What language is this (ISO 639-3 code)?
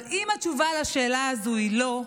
heb